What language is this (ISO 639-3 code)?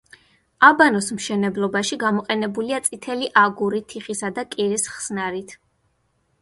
kat